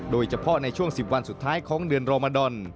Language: Thai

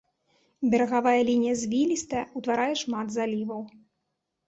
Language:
Belarusian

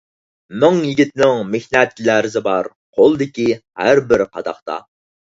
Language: Uyghur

